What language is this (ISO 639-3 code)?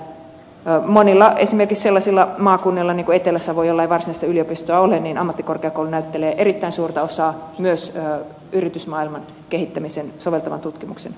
fin